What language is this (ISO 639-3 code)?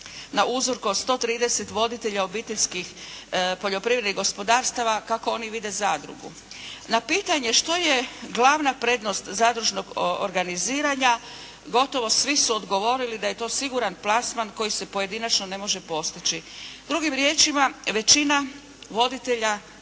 hrv